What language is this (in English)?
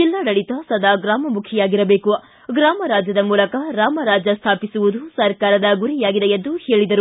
Kannada